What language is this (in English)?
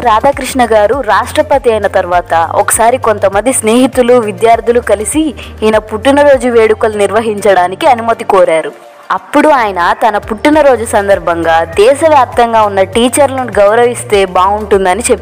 Telugu